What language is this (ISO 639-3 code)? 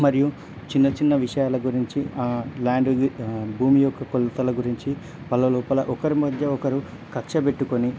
tel